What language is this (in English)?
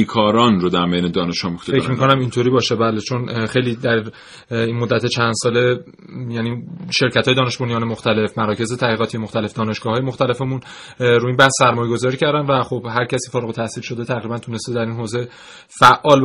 Persian